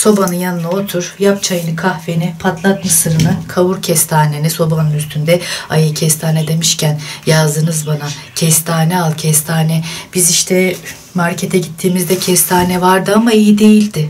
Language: Turkish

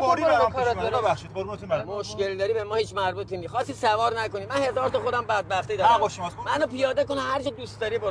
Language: Persian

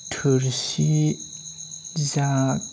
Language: Bodo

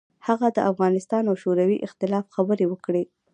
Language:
Pashto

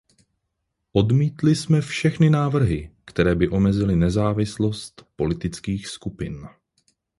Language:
Czech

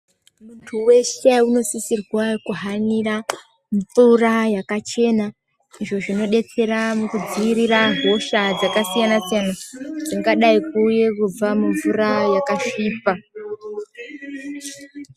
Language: Ndau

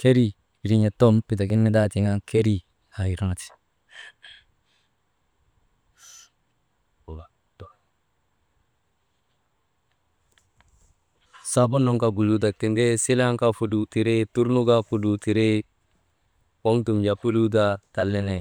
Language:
Maba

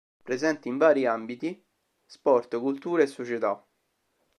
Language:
Italian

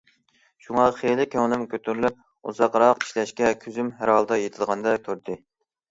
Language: Uyghur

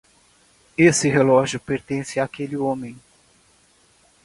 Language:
Portuguese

